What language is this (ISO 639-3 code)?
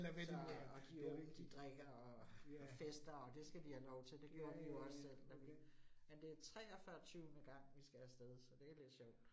dan